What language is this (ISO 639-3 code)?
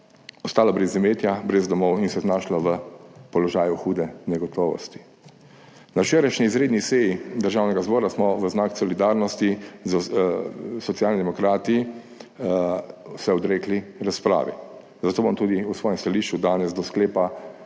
slv